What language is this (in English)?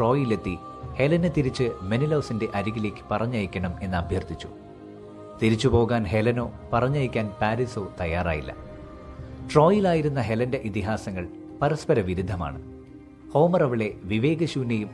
Malayalam